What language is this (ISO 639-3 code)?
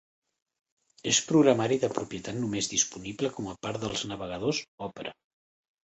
cat